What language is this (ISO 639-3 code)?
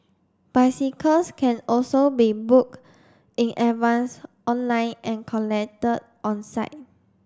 eng